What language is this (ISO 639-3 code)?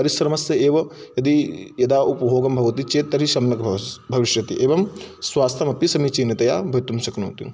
san